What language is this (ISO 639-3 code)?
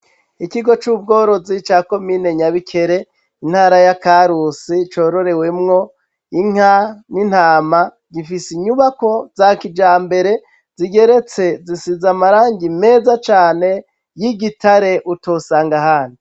run